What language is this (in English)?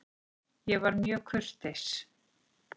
Icelandic